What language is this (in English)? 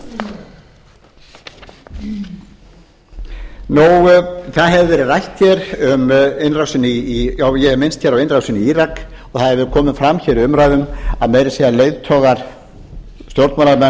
Icelandic